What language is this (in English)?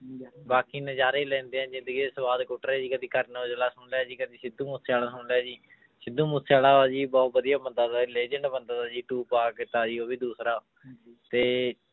Punjabi